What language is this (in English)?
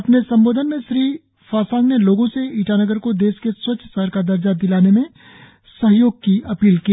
Hindi